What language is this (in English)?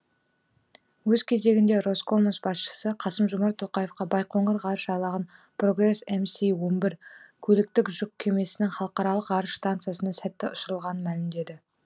Kazakh